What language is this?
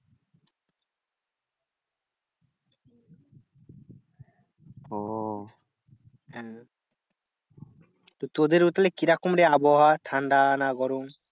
Bangla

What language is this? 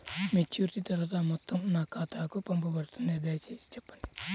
Telugu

